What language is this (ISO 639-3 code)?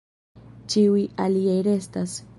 epo